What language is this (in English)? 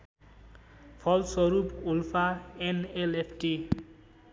Nepali